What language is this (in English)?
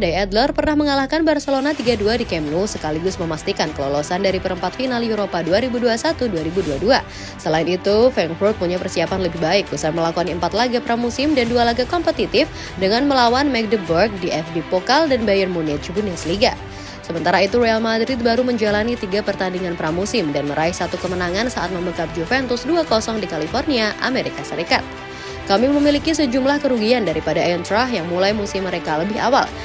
Indonesian